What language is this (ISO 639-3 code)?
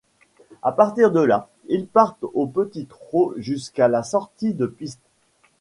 fra